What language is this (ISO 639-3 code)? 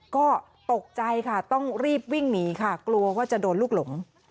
tha